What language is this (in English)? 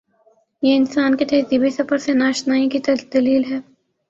Urdu